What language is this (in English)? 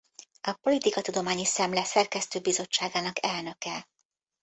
Hungarian